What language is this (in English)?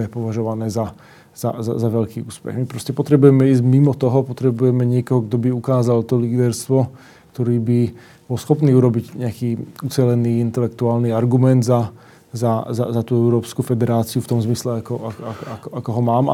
Slovak